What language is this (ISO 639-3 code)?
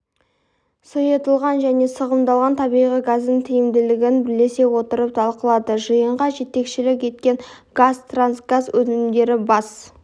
kaz